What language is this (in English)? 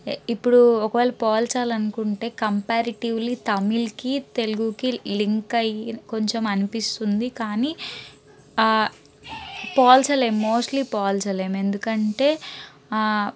Telugu